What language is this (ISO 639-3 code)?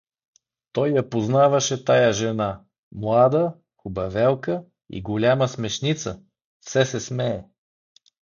bul